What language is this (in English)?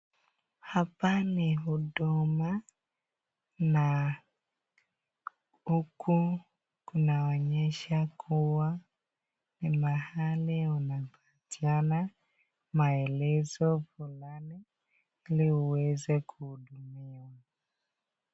Swahili